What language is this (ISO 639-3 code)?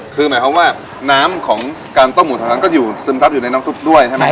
tha